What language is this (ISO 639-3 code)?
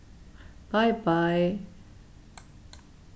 fao